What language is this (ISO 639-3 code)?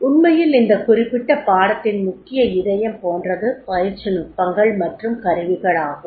tam